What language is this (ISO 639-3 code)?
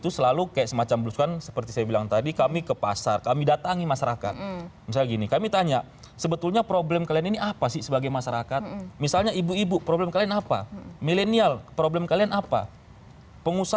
ind